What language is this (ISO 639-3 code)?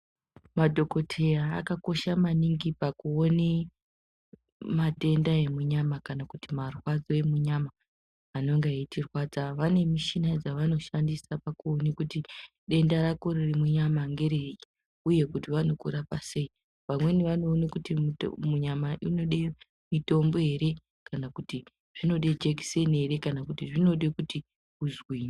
ndc